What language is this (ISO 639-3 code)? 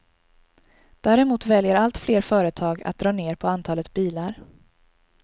swe